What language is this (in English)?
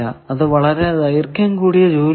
Malayalam